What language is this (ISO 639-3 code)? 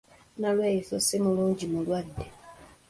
lug